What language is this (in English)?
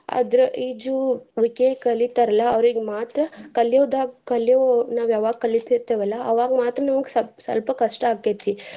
Kannada